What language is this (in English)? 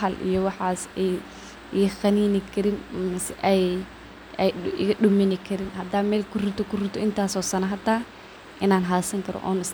Somali